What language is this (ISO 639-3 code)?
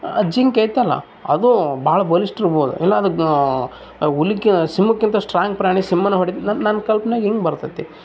kan